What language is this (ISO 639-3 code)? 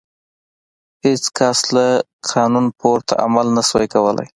pus